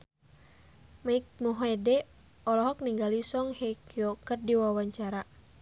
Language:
Sundanese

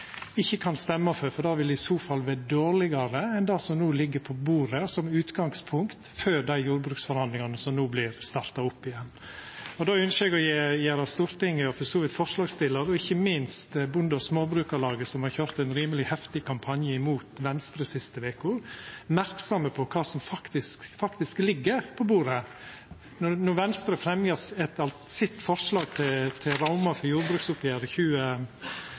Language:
Norwegian Nynorsk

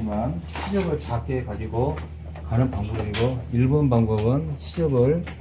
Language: Korean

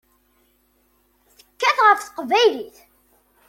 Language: Kabyle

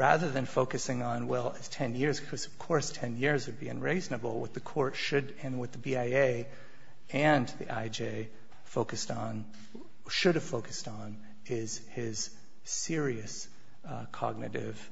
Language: English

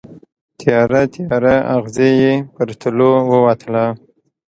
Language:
Pashto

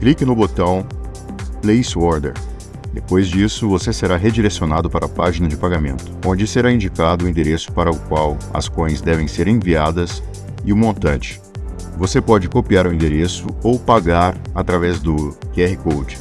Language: Portuguese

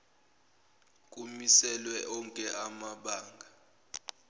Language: Zulu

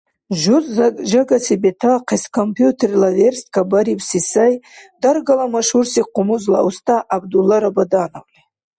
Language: Dargwa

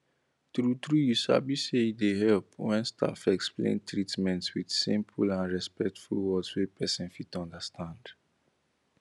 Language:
Nigerian Pidgin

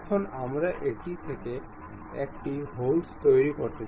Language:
Bangla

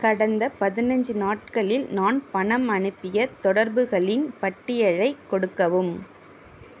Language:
Tamil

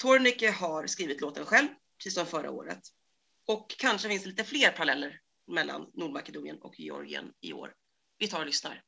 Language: Swedish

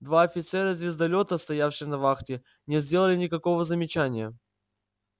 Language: Russian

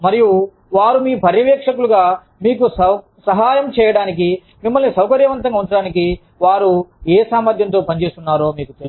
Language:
Telugu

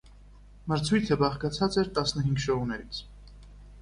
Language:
Armenian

